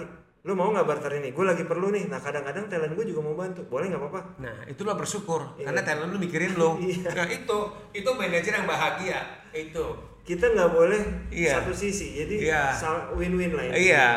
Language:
Indonesian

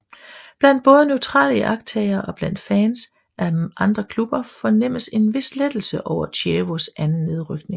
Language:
Danish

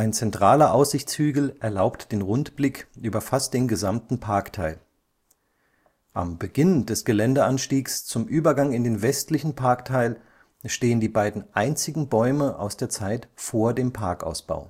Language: German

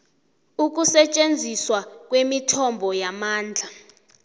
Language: South Ndebele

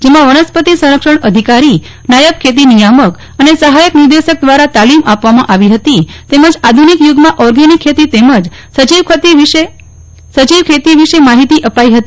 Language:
Gujarati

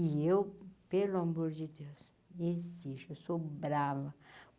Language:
Portuguese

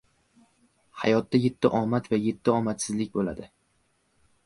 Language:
Uzbek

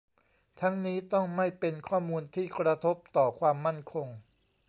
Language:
Thai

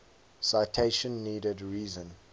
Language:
English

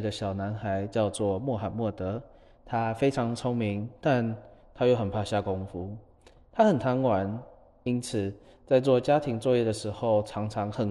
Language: Chinese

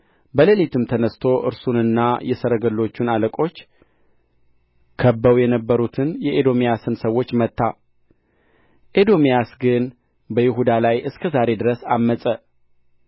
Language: Amharic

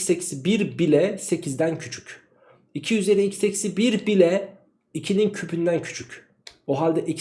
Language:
Turkish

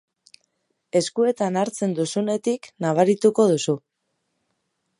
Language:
Basque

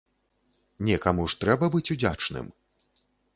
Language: Belarusian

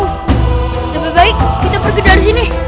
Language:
Indonesian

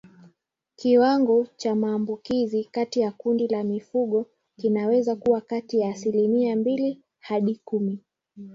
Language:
Swahili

